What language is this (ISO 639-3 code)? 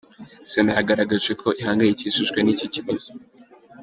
kin